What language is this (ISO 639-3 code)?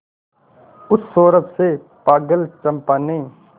hin